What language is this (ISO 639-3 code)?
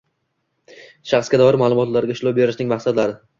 uzb